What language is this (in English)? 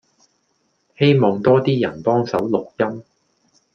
Cantonese